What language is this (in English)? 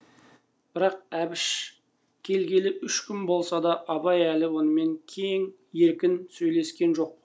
Kazakh